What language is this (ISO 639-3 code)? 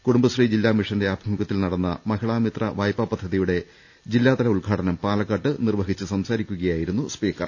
mal